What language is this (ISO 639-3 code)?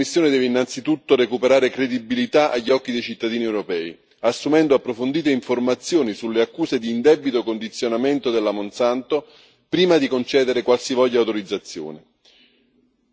ita